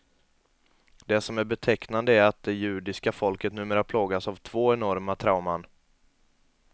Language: Swedish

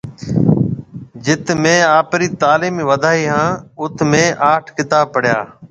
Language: Marwari (Pakistan)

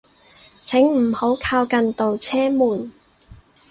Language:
Cantonese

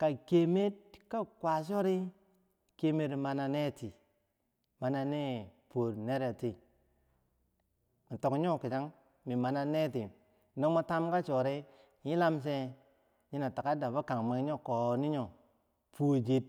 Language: Bangwinji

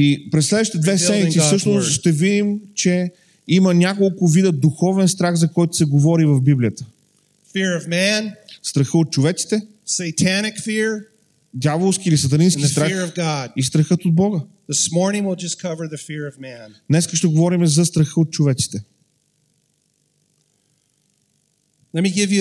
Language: Bulgarian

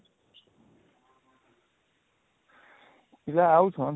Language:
Odia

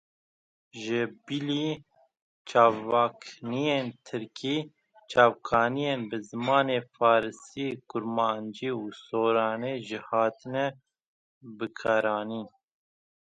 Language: Kurdish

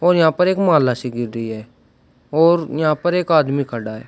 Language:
Hindi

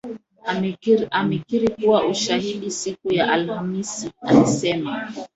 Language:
Swahili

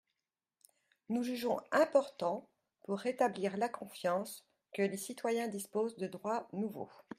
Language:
French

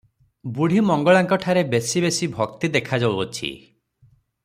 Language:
Odia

